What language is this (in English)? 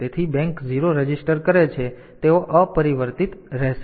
Gujarati